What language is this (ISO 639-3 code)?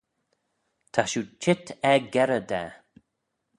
glv